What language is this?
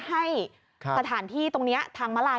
Thai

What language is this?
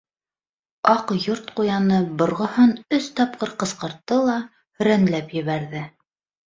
Bashkir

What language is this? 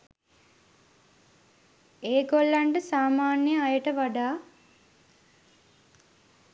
Sinhala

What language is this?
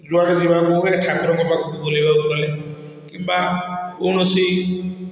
Odia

